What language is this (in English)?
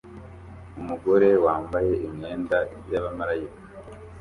Kinyarwanda